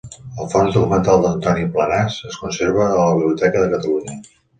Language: Catalan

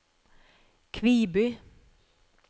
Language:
Norwegian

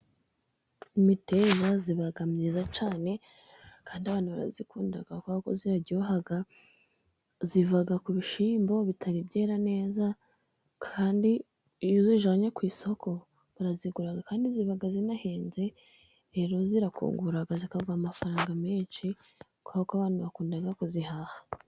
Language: Kinyarwanda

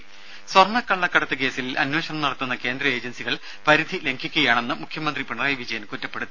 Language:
Malayalam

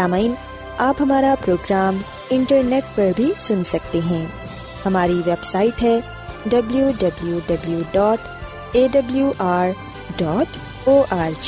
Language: Urdu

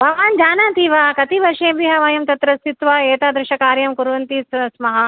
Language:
Sanskrit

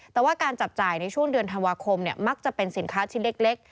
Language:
Thai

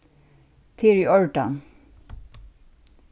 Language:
Faroese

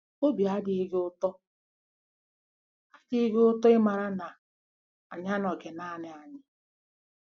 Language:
Igbo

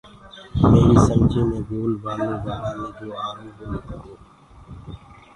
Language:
Gurgula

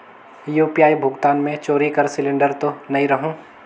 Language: Chhattisgarhi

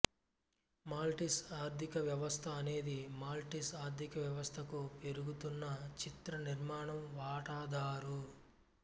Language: Telugu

